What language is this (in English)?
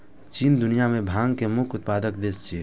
Maithili